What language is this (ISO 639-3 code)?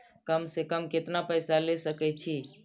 mai